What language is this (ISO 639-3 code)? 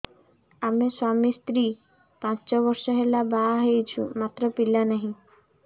ori